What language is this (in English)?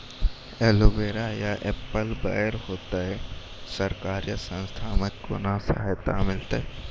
Maithili